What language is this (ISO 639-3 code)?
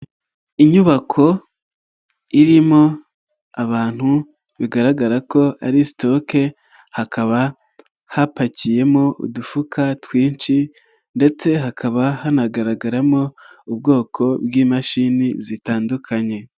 kin